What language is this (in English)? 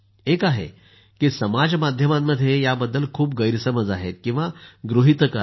Marathi